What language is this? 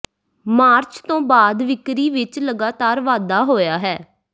Punjabi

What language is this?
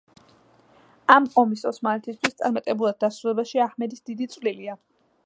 Georgian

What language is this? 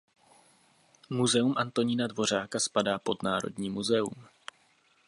Czech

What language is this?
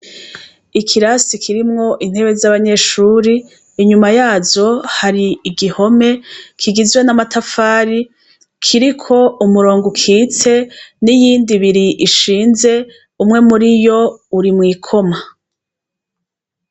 Rundi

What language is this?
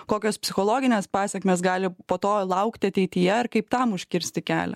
Lithuanian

